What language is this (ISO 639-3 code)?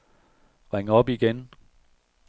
dan